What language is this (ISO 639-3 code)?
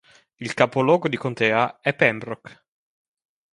ita